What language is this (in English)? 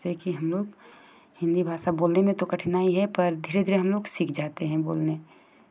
Hindi